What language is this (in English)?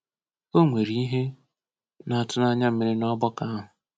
Igbo